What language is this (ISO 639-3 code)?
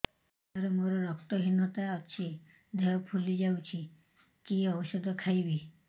ori